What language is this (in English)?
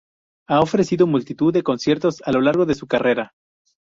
Spanish